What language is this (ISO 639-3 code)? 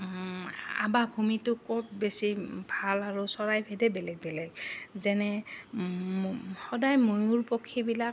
asm